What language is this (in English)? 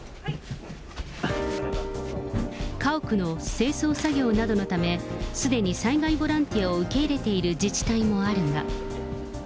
Japanese